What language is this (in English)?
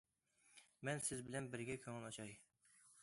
Uyghur